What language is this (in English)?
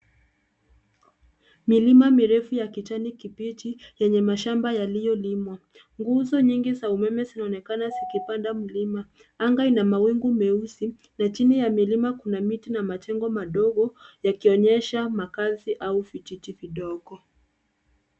Swahili